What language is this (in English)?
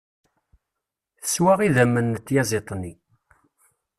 Kabyle